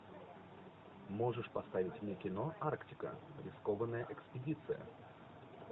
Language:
Russian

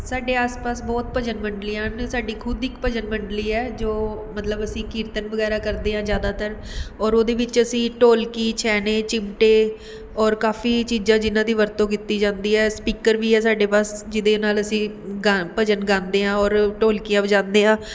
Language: Punjabi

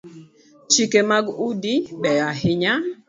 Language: Luo (Kenya and Tanzania)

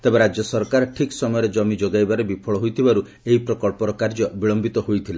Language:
Odia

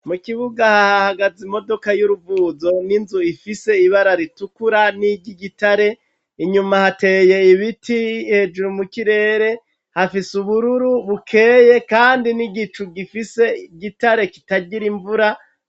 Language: Rundi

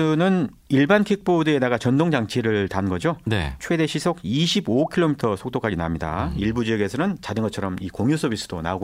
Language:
Korean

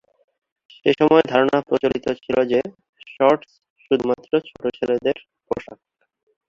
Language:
Bangla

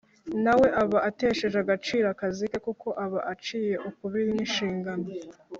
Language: Kinyarwanda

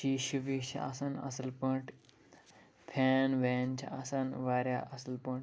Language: Kashmiri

